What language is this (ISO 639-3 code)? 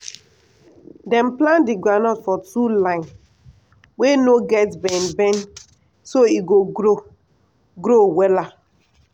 pcm